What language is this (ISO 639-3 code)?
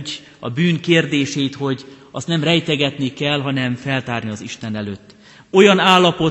hun